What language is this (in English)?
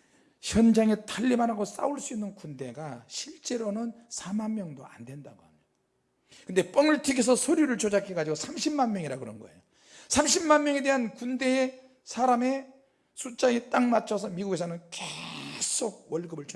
Korean